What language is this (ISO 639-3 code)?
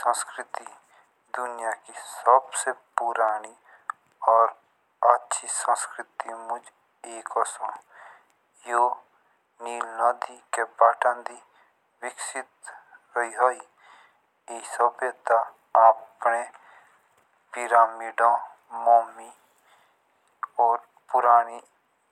jns